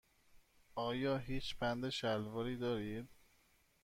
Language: Persian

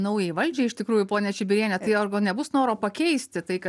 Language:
Lithuanian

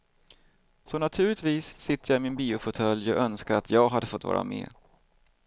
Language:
Swedish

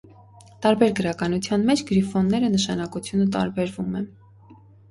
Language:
Armenian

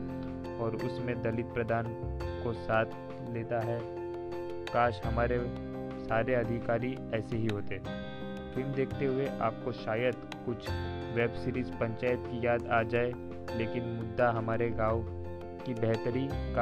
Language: Hindi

